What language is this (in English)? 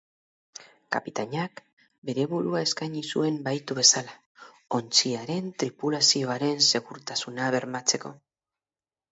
Basque